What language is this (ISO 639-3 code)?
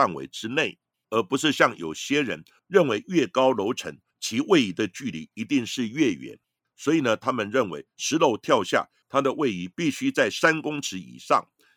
zho